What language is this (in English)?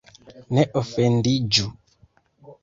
Esperanto